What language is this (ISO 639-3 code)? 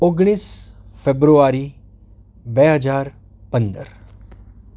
guj